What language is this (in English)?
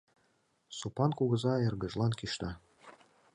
Mari